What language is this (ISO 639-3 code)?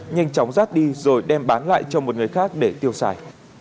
vie